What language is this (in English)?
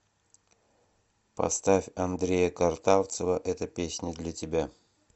Russian